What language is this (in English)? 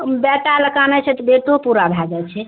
Maithili